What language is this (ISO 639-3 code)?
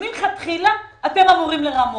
heb